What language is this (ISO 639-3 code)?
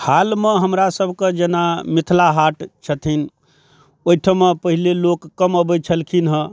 mai